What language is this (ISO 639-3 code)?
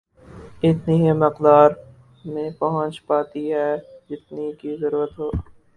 urd